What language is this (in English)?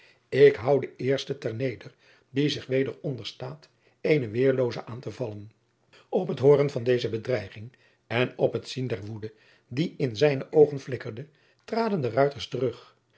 Dutch